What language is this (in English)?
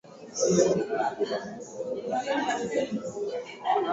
Swahili